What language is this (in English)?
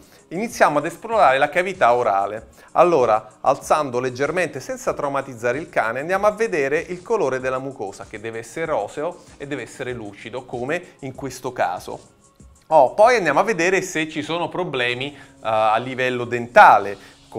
Italian